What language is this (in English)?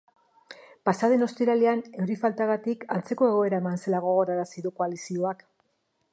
Basque